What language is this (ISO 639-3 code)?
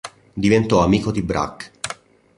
ita